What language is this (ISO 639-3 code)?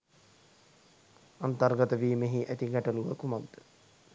sin